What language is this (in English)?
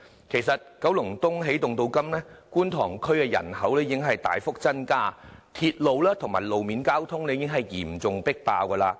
Cantonese